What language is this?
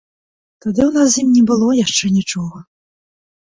Belarusian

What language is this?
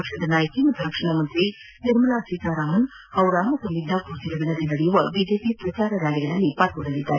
Kannada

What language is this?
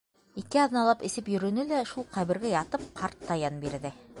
Bashkir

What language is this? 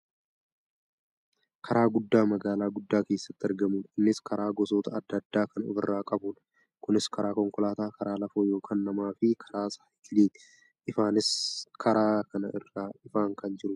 Oromo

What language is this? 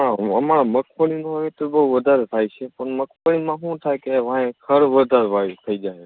Gujarati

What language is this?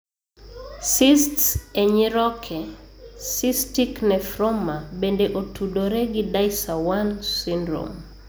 Luo (Kenya and Tanzania)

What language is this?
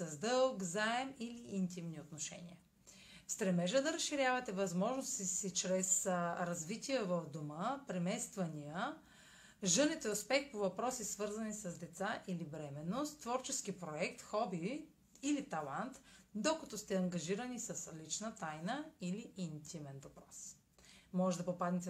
Bulgarian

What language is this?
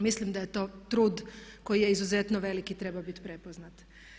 Croatian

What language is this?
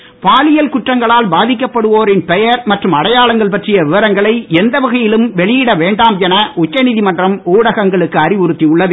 Tamil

